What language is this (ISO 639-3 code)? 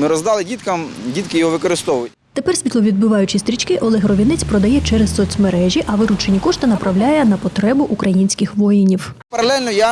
ukr